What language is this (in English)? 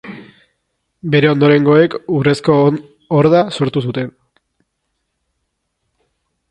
Basque